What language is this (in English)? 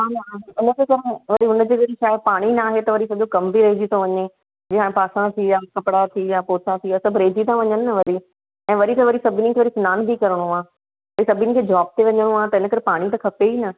Sindhi